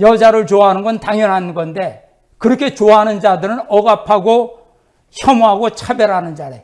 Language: Korean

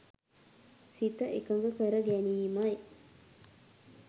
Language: Sinhala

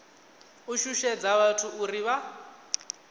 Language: Venda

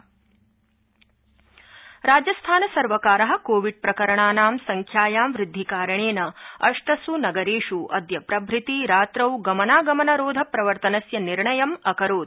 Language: Sanskrit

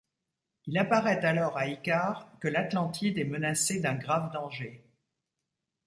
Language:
French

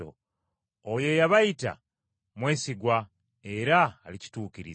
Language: Ganda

